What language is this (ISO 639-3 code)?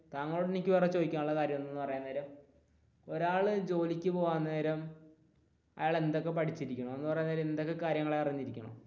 mal